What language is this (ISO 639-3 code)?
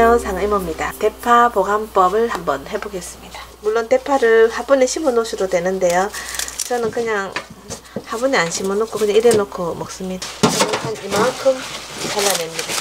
kor